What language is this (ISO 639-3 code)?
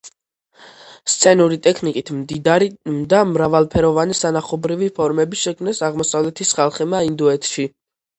kat